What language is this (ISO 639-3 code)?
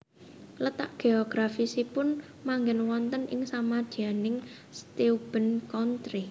jav